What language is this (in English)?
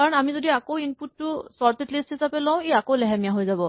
Assamese